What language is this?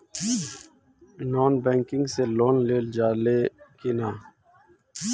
Bhojpuri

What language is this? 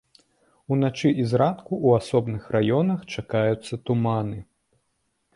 Belarusian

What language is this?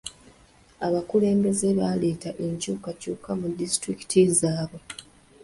Ganda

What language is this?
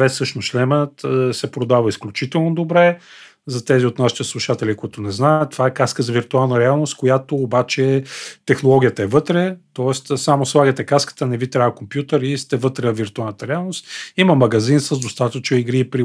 Bulgarian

